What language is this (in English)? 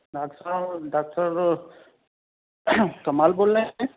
Urdu